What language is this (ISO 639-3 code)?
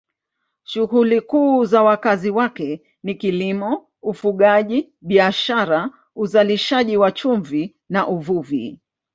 swa